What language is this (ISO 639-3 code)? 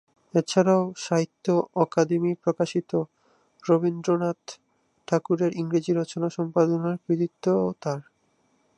ben